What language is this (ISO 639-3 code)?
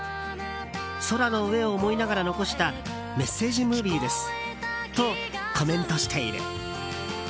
jpn